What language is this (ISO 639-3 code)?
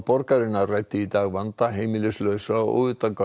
isl